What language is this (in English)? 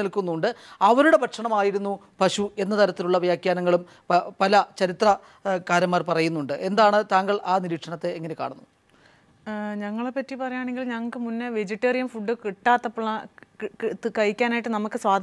Arabic